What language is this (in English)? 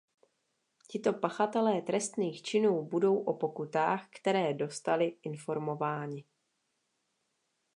Czech